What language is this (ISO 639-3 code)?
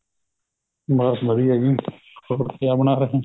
pan